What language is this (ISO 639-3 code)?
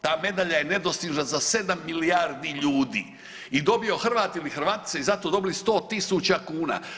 hrv